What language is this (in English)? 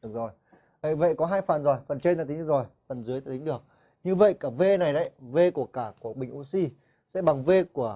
Vietnamese